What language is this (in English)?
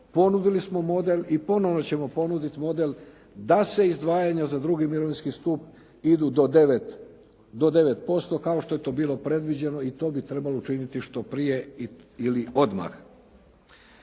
Croatian